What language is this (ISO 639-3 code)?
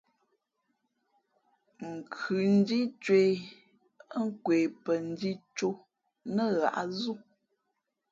fmp